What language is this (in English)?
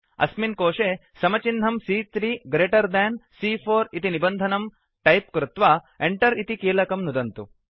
Sanskrit